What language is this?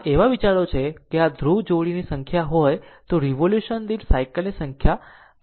Gujarati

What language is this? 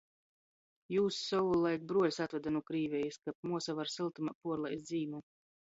Latgalian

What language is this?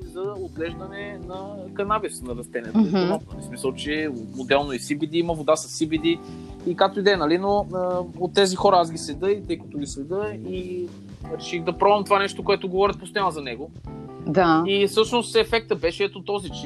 Bulgarian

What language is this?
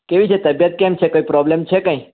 Gujarati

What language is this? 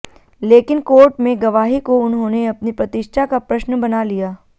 Hindi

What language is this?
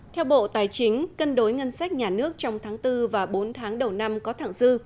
Vietnamese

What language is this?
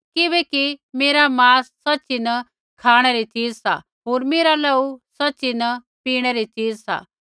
Kullu Pahari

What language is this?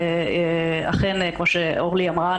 Hebrew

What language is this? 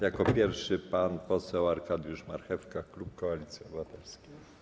Polish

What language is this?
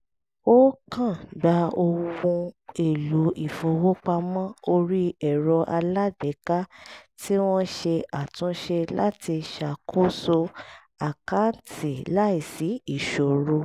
Yoruba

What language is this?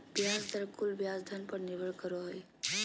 Magahi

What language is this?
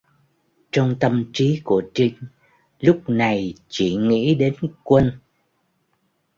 Vietnamese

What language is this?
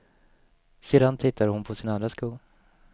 Swedish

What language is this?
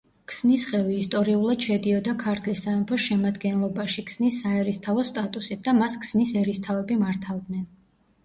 Georgian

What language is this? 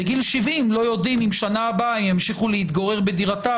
Hebrew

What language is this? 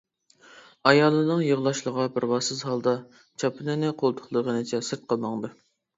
Uyghur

